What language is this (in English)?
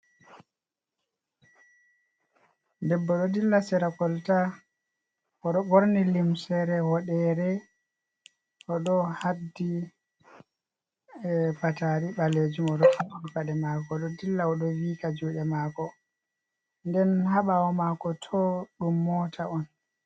Fula